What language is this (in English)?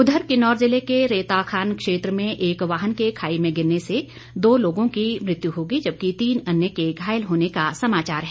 Hindi